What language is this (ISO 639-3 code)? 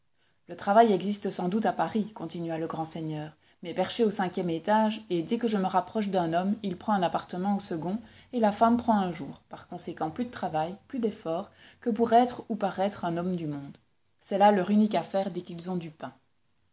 fra